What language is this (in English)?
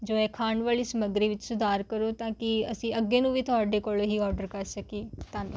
Punjabi